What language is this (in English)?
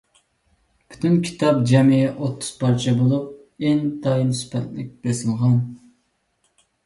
Uyghur